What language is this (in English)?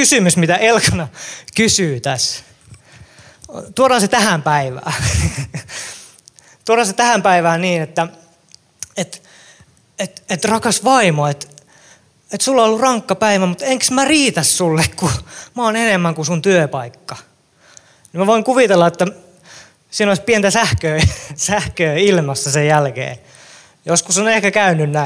Finnish